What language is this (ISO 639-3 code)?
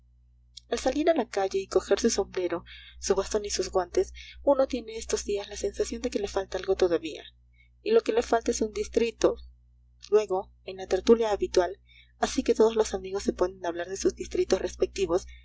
spa